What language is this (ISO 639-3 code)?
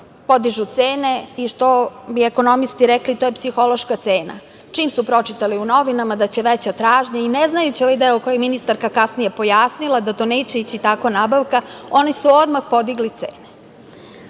srp